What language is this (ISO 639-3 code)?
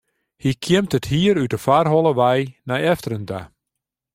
fry